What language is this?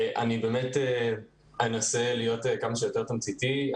Hebrew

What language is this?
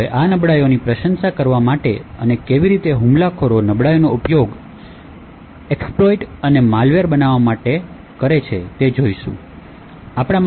Gujarati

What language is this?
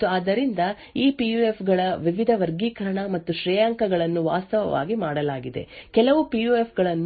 Kannada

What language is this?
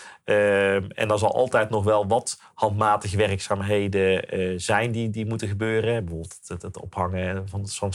Dutch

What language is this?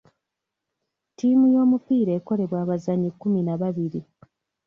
Ganda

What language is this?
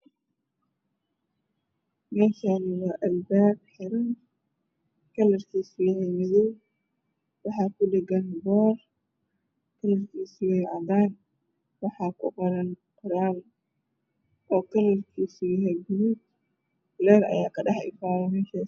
Somali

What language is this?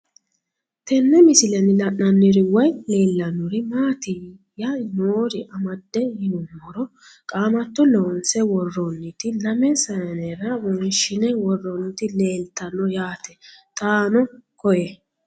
Sidamo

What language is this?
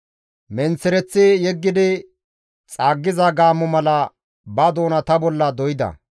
Gamo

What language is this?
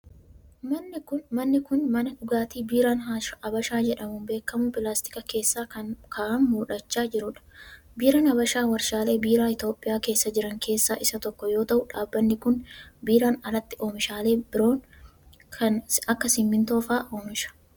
Oromo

